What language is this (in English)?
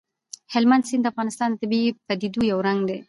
Pashto